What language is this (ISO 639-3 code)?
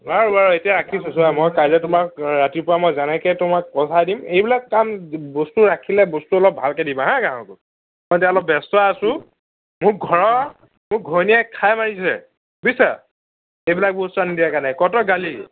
asm